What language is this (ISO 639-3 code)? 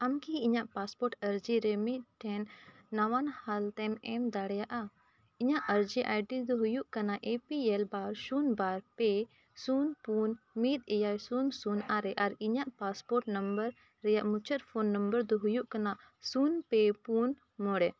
sat